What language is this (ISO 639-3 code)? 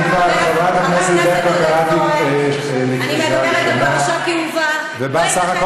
heb